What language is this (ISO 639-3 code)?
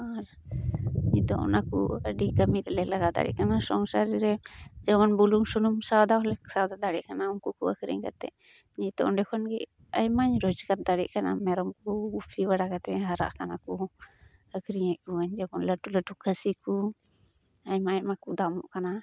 sat